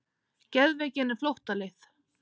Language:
Icelandic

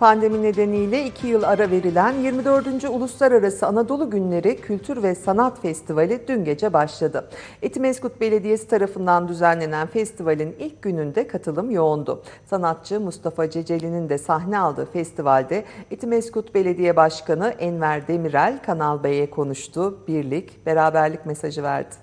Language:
Turkish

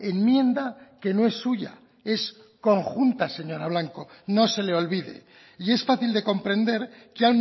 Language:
Spanish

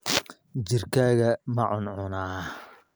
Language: Somali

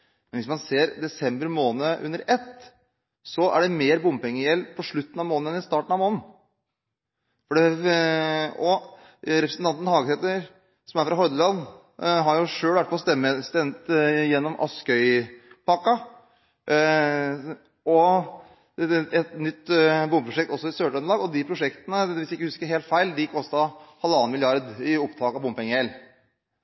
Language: Norwegian Bokmål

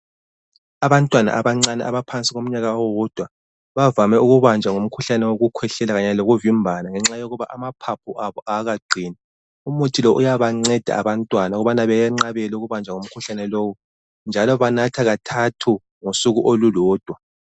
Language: North Ndebele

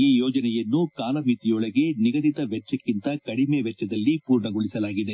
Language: Kannada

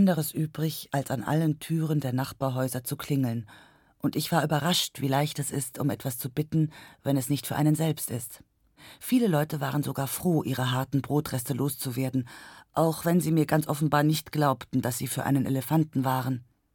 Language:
German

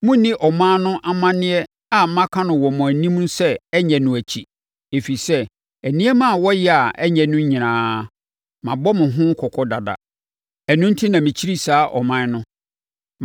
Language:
Akan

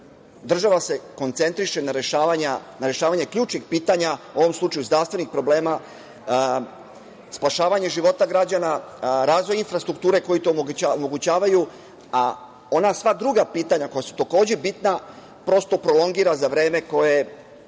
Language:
Serbian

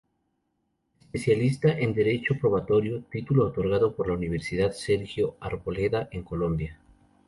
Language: Spanish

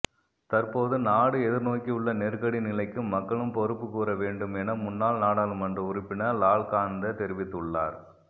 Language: Tamil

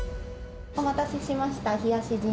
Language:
Japanese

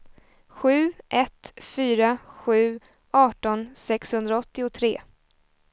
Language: Swedish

